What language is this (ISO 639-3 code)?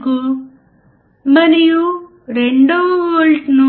tel